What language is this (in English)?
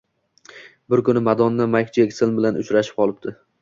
Uzbek